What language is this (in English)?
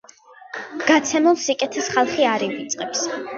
Georgian